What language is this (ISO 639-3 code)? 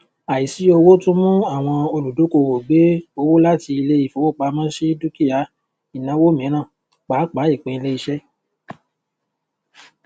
yor